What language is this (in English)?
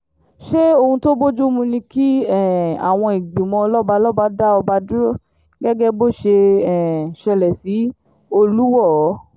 Yoruba